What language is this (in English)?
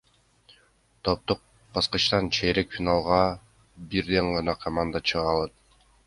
Kyrgyz